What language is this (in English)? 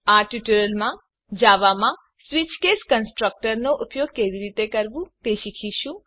Gujarati